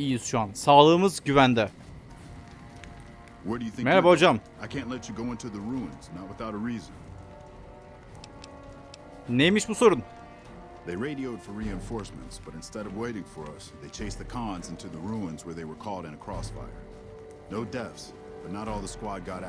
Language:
Turkish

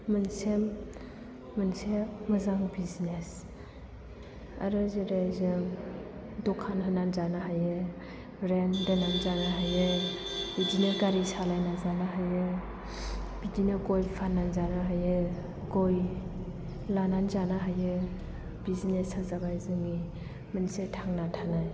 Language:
Bodo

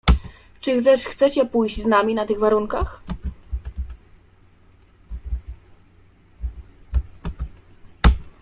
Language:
Polish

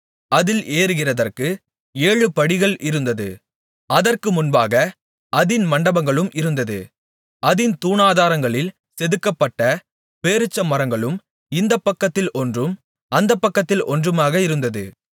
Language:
Tamil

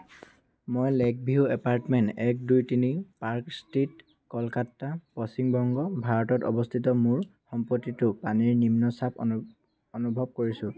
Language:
Assamese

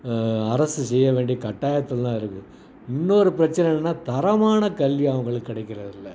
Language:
Tamil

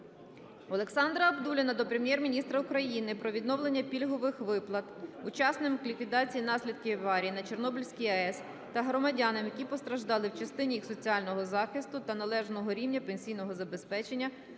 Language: Ukrainian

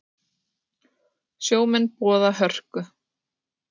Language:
Icelandic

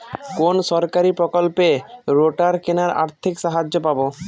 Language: Bangla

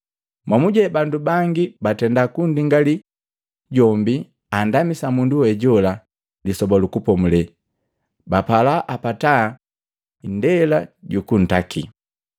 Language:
Matengo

